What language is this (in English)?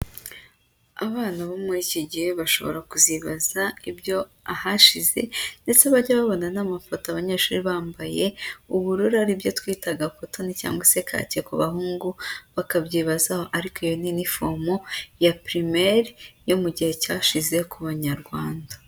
Kinyarwanda